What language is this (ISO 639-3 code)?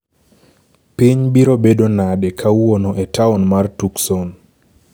luo